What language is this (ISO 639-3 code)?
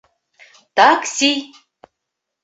bak